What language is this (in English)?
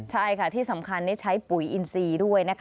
Thai